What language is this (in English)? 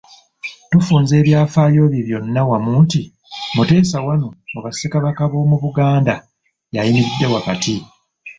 Ganda